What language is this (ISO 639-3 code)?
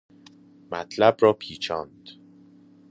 fas